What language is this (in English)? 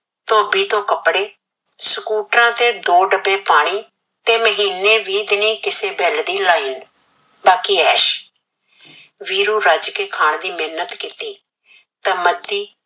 Punjabi